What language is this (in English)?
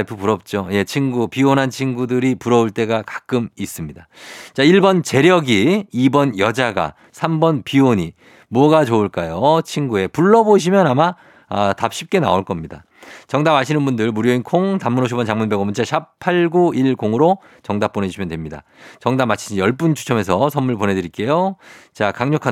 Korean